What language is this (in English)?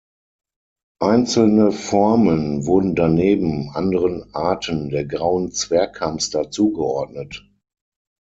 German